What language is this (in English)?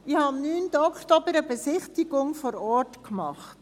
Swiss German